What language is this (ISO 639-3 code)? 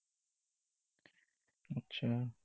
asm